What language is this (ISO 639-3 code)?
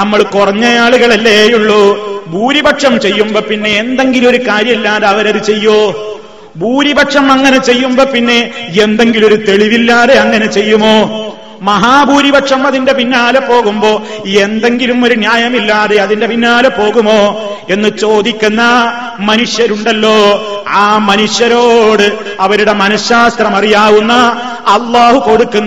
mal